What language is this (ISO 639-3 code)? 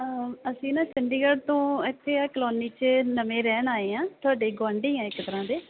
pan